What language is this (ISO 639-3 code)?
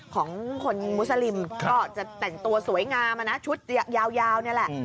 tha